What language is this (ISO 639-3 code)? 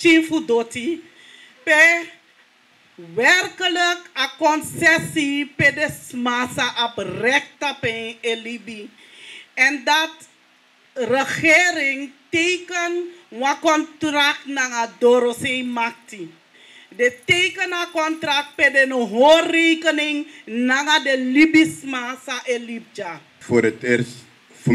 nld